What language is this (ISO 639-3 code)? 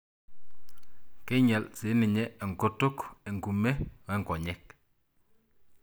mas